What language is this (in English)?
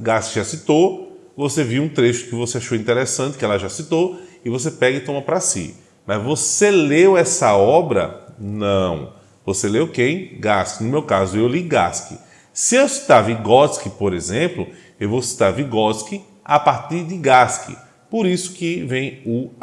Portuguese